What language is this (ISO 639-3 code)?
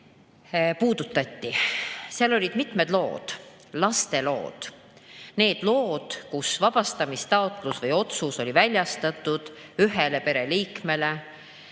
est